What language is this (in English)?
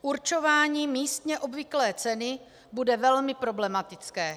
Czech